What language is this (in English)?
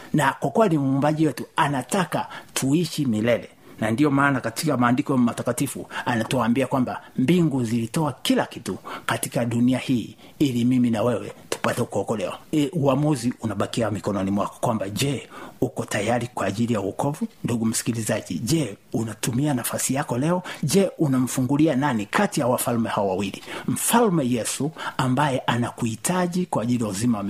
Swahili